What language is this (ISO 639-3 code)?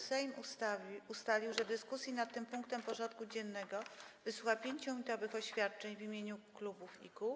pol